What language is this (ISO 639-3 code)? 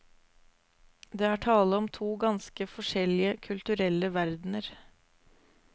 nor